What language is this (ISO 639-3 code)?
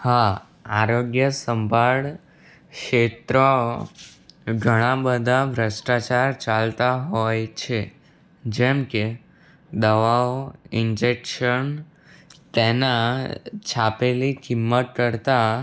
guj